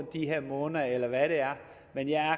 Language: Danish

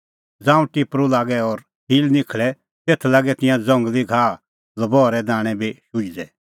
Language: Kullu Pahari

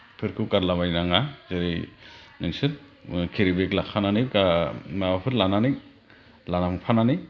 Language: Bodo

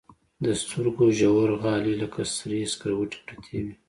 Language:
Pashto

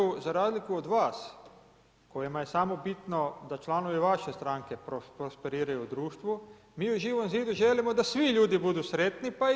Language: Croatian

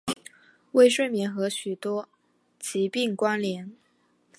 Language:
Chinese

